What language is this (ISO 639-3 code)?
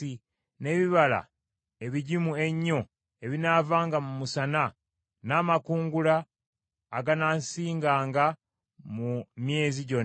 lug